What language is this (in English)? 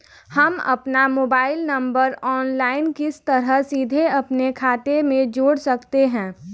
Hindi